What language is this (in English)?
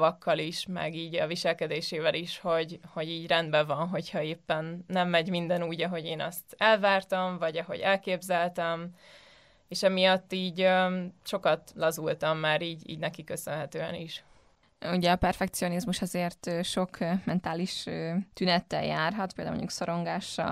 Hungarian